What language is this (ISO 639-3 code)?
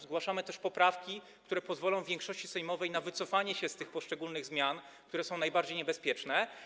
pol